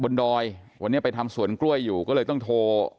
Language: Thai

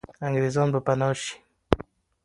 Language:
Pashto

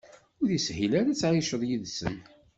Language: Kabyle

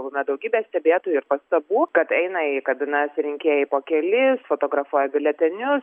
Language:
Lithuanian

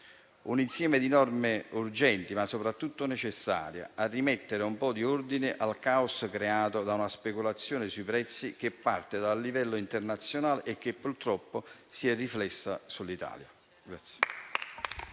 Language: Italian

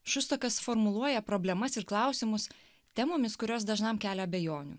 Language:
Lithuanian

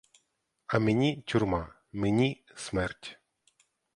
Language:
Ukrainian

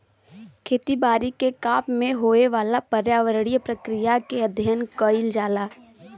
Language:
Bhojpuri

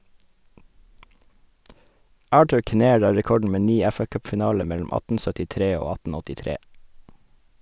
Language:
Norwegian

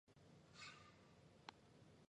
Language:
Chinese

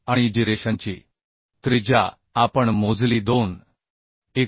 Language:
Marathi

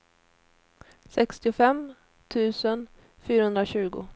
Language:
Swedish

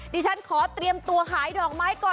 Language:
Thai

